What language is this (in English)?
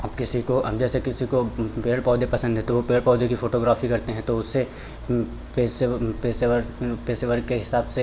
Hindi